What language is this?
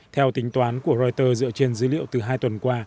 Vietnamese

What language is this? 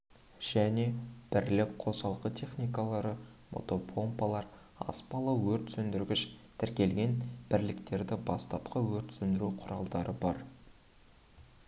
Kazakh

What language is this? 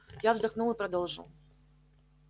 Russian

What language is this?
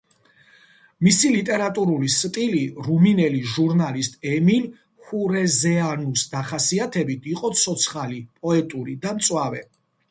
Georgian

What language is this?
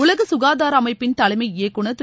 Tamil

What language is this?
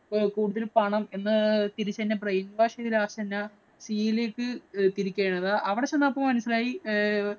Malayalam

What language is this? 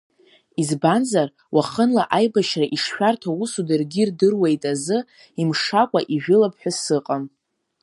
Abkhazian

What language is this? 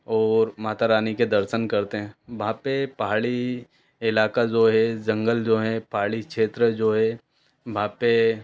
Hindi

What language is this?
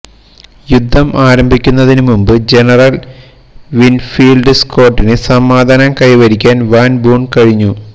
Malayalam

